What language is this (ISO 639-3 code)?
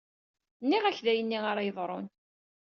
kab